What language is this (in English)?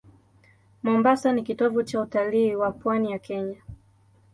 Swahili